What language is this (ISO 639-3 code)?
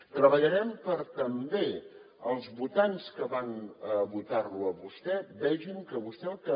cat